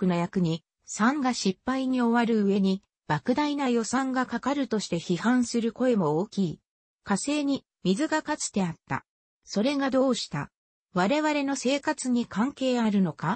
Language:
Japanese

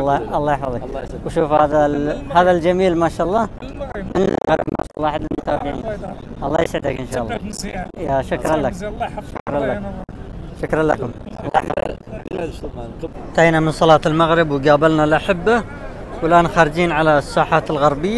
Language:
Arabic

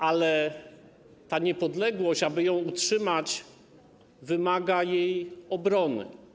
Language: Polish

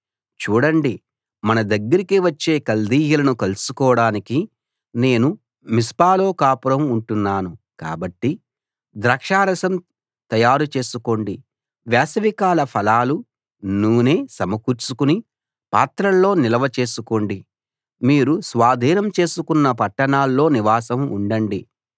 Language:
Telugu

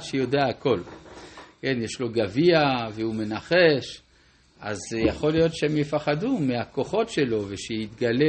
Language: Hebrew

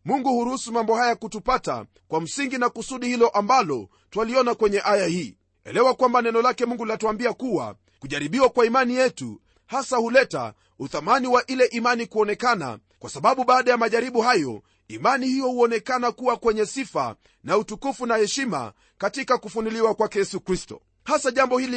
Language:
Swahili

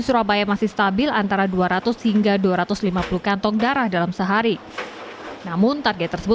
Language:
Indonesian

